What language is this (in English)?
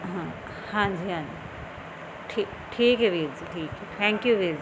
Punjabi